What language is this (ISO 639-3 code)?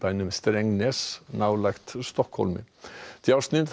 isl